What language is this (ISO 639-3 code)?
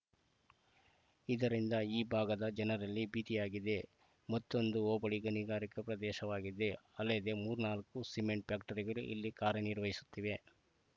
kan